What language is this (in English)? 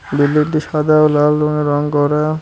Bangla